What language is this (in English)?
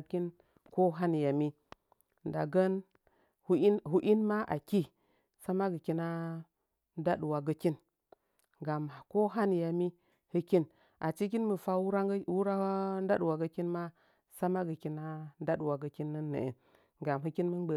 Nzanyi